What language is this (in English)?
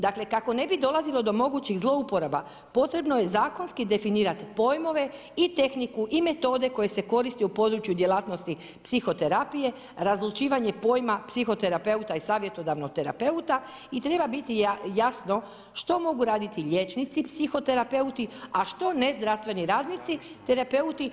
Croatian